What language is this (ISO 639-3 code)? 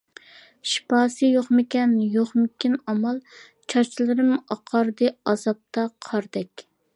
uig